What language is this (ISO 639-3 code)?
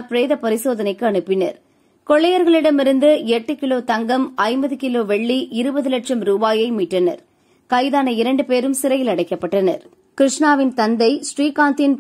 ron